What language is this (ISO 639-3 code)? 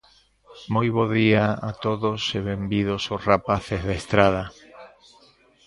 glg